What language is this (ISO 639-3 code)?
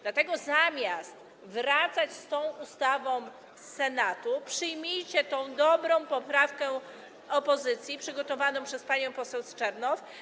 pol